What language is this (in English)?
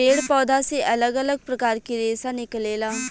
Bhojpuri